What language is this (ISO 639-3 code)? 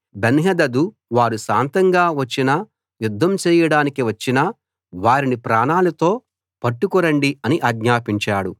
tel